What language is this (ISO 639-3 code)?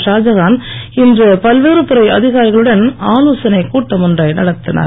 tam